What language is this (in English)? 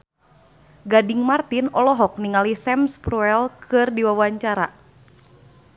Sundanese